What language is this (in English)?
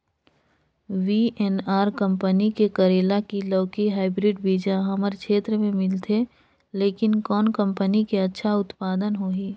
Chhattisgarhi